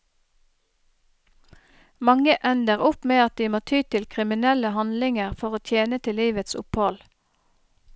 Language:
Norwegian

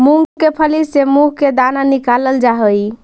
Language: Magahi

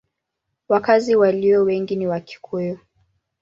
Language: Swahili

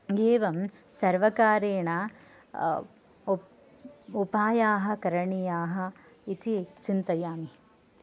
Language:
Sanskrit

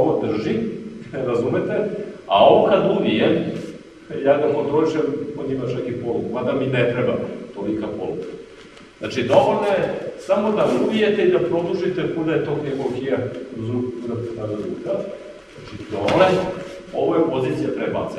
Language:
Romanian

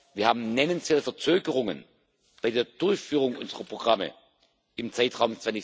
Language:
German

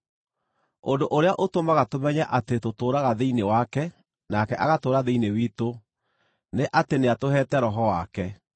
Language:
Kikuyu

